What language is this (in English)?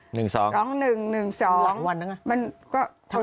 Thai